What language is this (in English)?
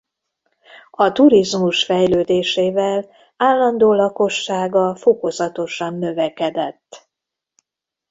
Hungarian